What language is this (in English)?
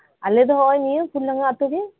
Santali